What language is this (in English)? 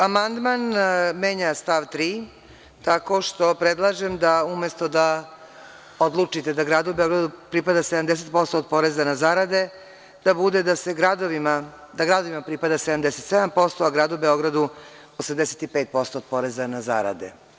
Serbian